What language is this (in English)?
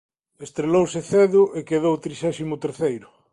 Galician